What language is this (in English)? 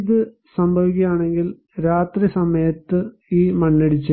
Malayalam